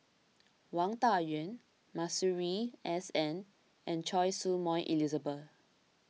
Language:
English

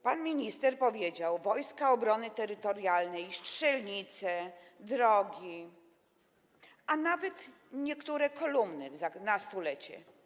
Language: Polish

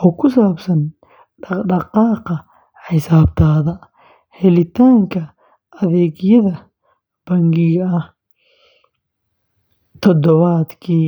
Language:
Somali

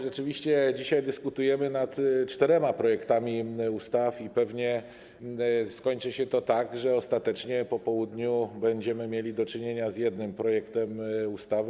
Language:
Polish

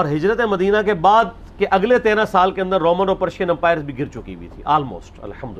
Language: Urdu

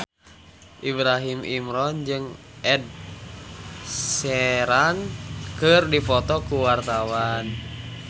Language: Sundanese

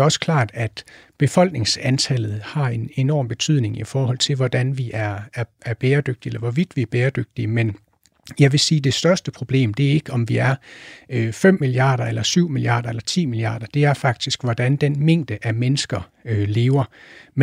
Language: Danish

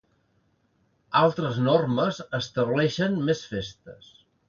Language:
Catalan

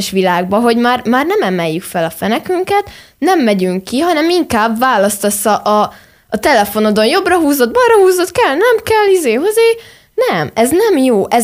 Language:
Hungarian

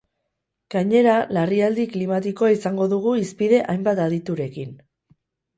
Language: Basque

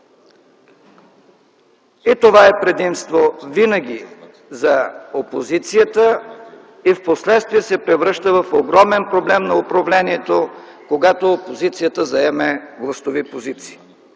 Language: Bulgarian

